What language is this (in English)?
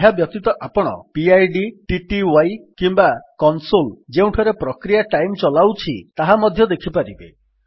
Odia